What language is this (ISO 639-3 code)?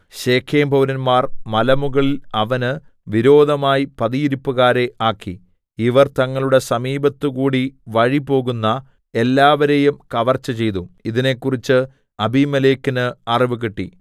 mal